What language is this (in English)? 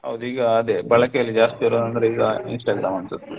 Kannada